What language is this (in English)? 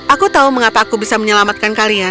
Indonesian